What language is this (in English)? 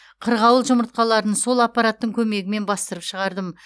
Kazakh